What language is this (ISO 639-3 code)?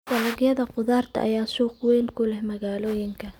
som